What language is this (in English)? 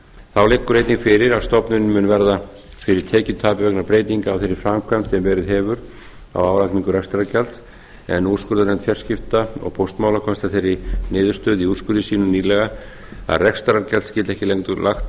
Icelandic